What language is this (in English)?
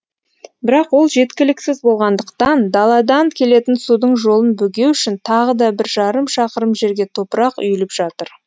Kazakh